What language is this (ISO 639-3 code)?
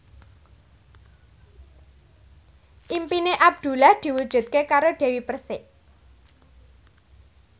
jav